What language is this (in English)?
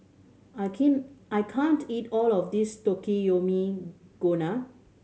English